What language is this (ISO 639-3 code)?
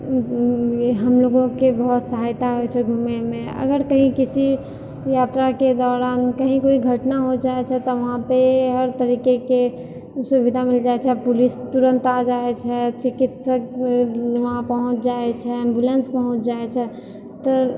mai